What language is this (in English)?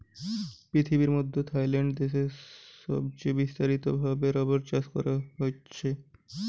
Bangla